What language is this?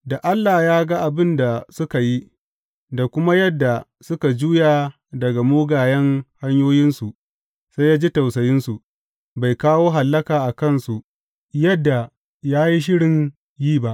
Hausa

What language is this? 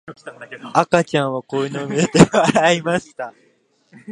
Japanese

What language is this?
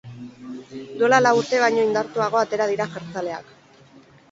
Basque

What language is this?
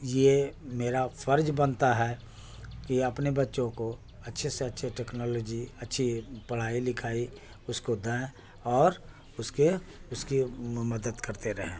Urdu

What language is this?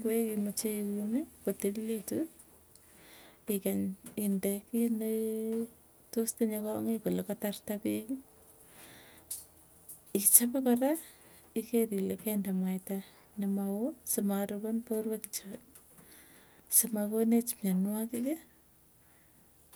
Tugen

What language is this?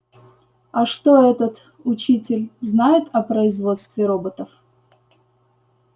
Russian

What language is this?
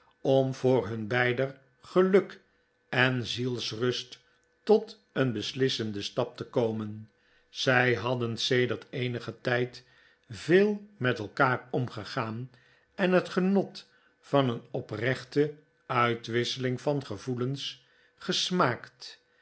Dutch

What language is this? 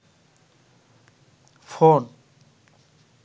Bangla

